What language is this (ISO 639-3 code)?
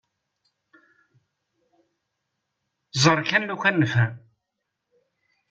kab